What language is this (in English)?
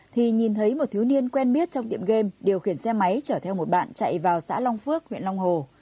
Vietnamese